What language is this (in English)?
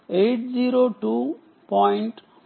Telugu